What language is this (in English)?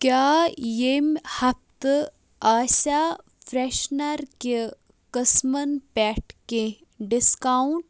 Kashmiri